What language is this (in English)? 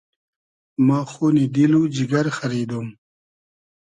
Hazaragi